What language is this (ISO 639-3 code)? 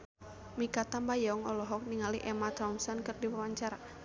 sun